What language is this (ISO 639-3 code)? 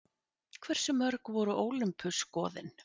isl